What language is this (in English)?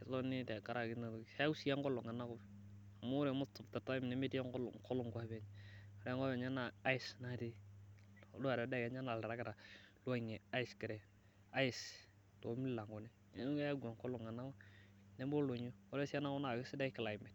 Masai